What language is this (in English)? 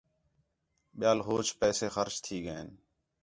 Khetrani